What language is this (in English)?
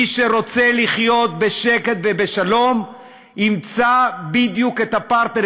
Hebrew